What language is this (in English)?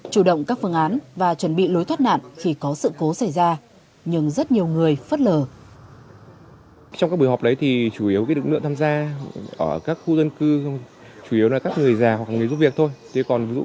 Vietnamese